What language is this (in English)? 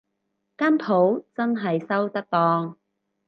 Cantonese